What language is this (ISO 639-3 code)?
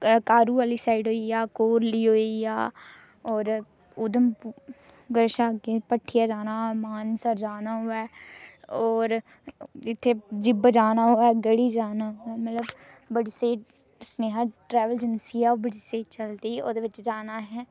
doi